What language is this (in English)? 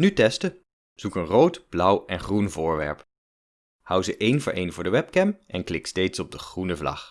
Dutch